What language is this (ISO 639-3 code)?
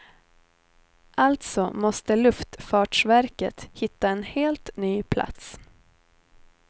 swe